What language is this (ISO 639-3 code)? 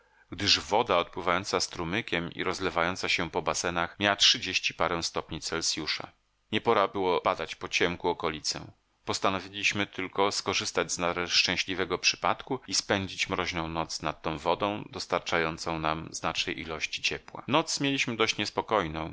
pol